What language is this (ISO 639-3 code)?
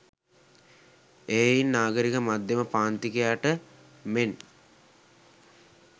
sin